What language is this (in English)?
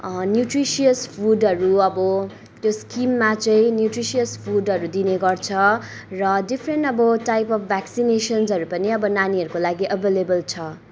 Nepali